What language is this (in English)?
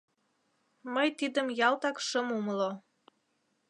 Mari